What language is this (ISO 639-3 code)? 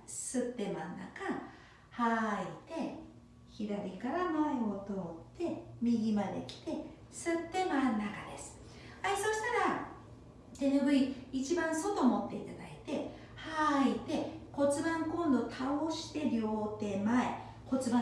jpn